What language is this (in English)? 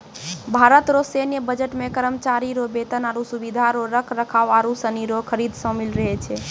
Maithili